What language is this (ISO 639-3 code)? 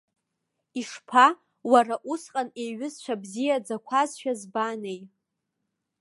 abk